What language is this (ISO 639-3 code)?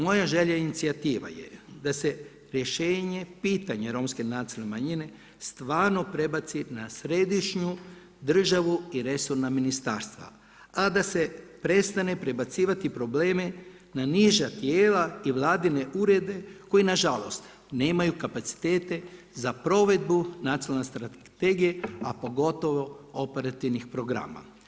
hrv